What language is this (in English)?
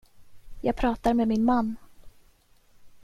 Swedish